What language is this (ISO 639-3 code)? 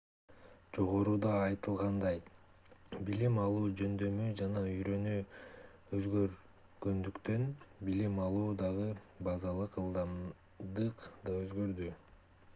kir